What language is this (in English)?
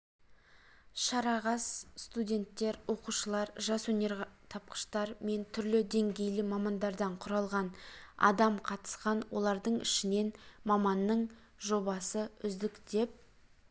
Kazakh